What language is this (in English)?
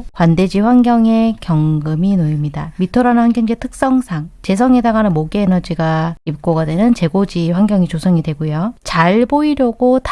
Korean